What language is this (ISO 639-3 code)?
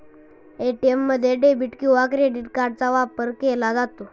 mar